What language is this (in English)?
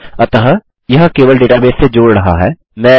Hindi